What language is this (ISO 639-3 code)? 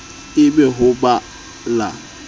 sot